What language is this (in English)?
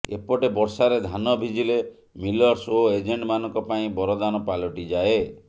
Odia